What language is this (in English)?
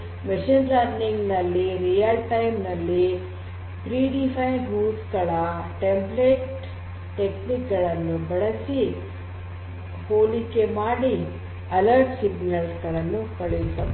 Kannada